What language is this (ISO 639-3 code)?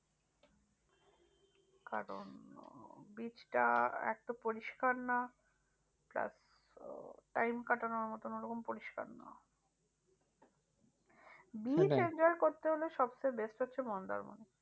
ben